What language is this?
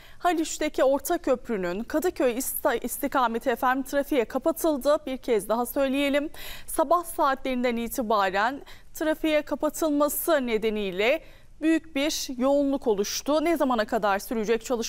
Turkish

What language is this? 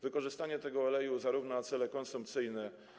Polish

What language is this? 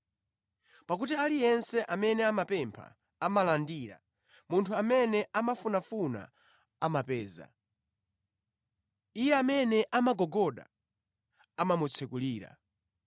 Nyanja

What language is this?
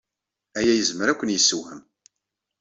Kabyle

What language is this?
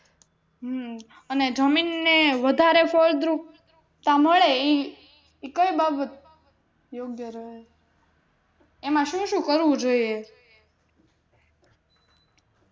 Gujarati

